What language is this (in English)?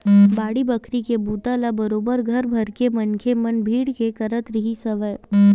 Chhattisgarhi